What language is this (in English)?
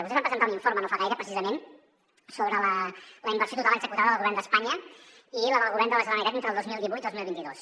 Catalan